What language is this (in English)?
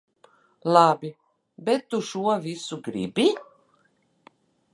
Latvian